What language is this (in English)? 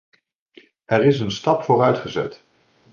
Dutch